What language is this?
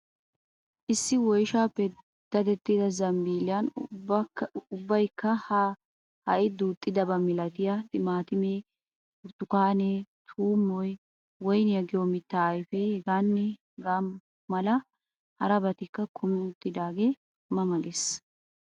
Wolaytta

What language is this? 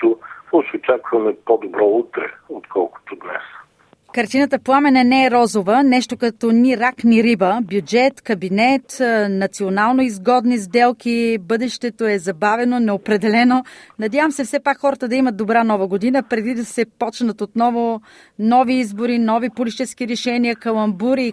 Bulgarian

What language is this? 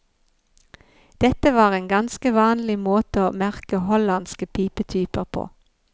Norwegian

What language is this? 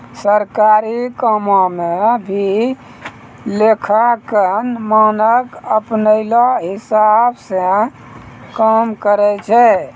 Maithili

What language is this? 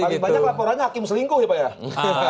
Indonesian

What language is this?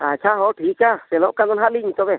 Santali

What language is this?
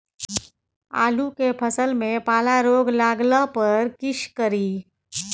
Maithili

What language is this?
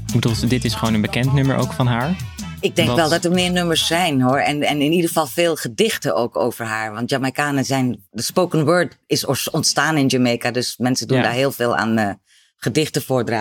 Dutch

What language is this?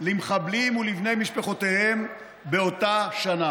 Hebrew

